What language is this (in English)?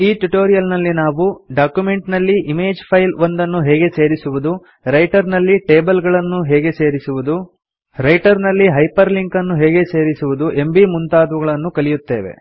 Kannada